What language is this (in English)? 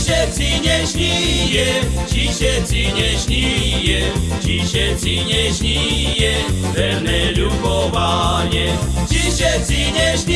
Slovak